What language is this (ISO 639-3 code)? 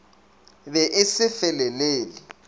nso